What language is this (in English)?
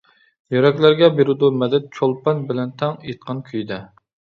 Uyghur